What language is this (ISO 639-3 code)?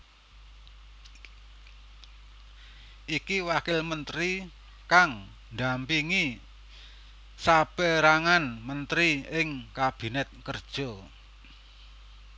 jav